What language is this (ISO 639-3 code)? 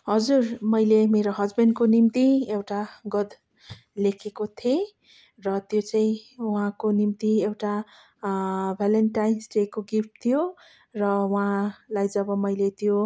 nep